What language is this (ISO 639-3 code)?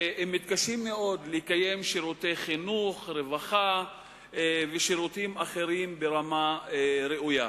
heb